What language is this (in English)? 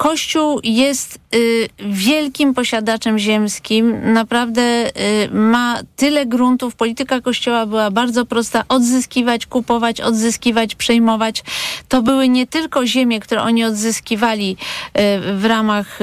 Polish